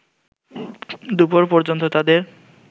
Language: Bangla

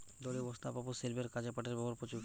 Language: Bangla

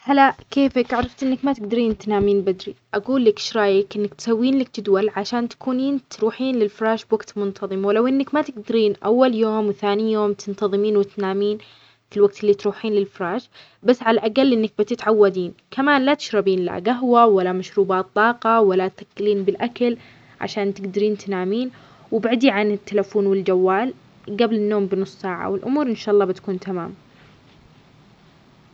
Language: Omani Arabic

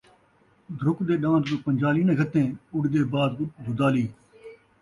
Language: Saraiki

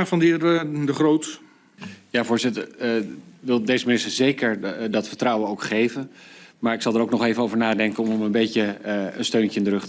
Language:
Dutch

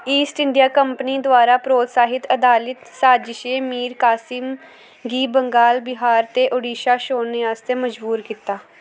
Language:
Dogri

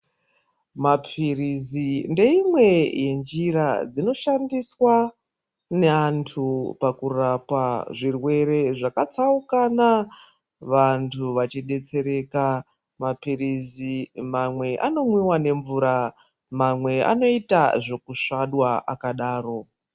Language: Ndau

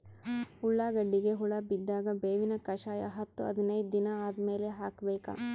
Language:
Kannada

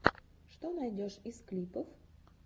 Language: Russian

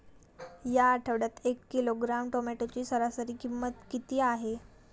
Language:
Marathi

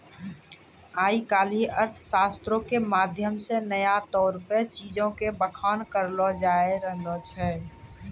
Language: Maithili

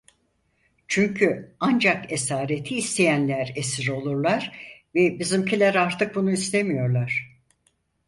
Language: Turkish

